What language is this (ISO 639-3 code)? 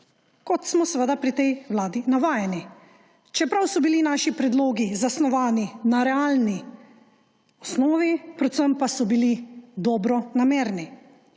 slv